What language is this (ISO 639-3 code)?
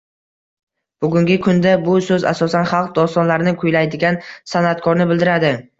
uzb